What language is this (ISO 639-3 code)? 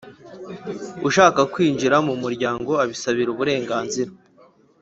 kin